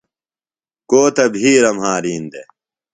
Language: Phalura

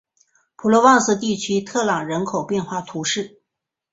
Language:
Chinese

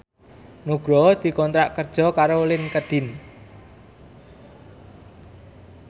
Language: Javanese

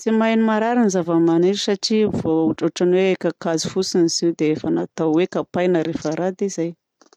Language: Southern Betsimisaraka Malagasy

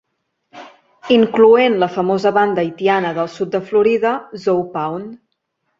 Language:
Catalan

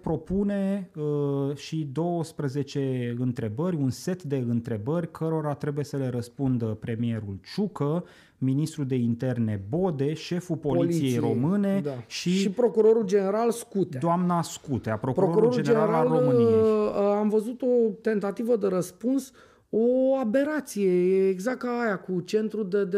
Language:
Romanian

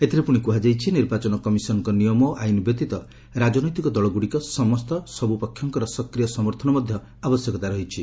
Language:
Odia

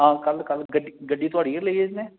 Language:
Dogri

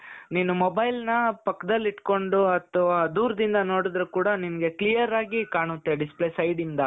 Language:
Kannada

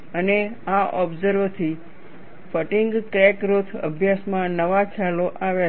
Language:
Gujarati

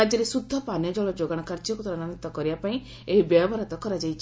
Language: Odia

